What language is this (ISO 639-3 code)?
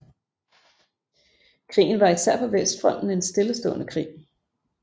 dan